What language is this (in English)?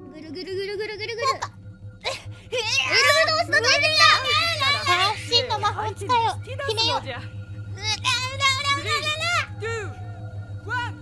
Japanese